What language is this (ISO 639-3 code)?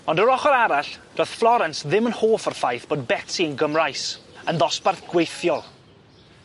cym